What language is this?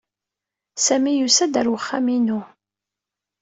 Kabyle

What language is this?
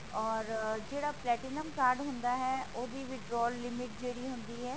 Punjabi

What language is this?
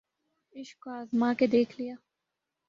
Urdu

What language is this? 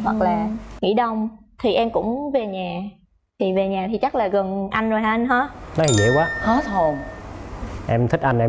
Vietnamese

